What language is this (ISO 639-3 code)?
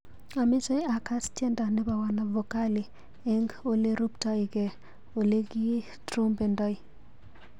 kln